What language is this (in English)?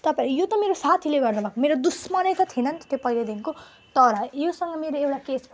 Nepali